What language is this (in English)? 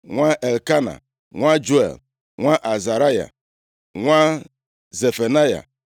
Igbo